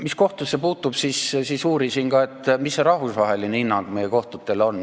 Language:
Estonian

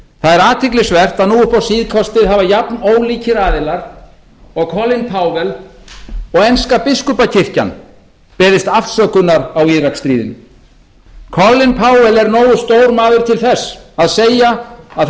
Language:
Icelandic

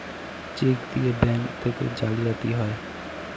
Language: Bangla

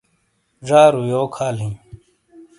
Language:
Shina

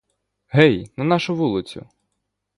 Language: Ukrainian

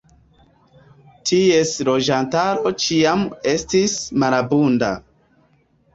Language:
Esperanto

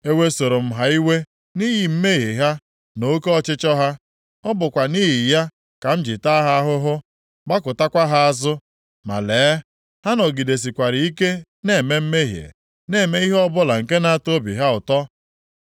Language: Igbo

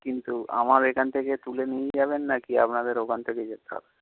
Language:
Bangla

